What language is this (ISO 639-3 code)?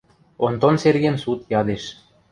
mrj